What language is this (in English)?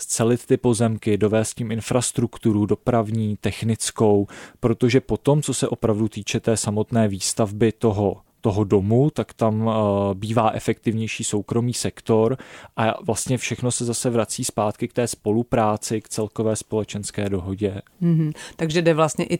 Czech